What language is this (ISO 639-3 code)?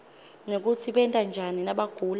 ssw